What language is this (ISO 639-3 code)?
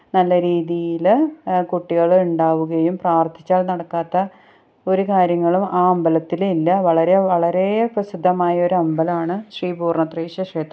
mal